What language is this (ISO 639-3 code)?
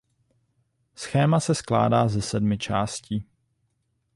ces